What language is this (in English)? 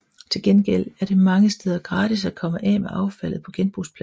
Danish